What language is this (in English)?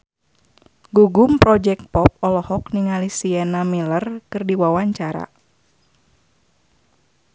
Sundanese